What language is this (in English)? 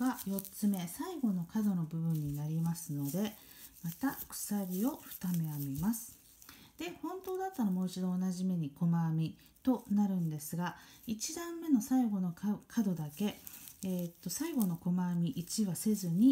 Japanese